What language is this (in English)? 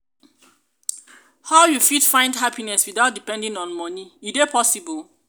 Nigerian Pidgin